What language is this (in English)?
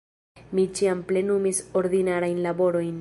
Esperanto